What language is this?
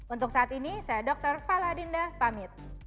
Indonesian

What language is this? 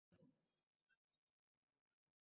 Bangla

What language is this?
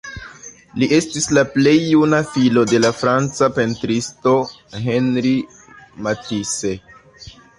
Esperanto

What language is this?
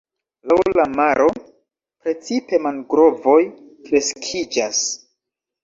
Esperanto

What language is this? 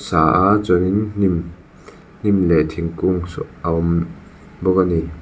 Mizo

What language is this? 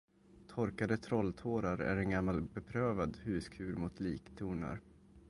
Swedish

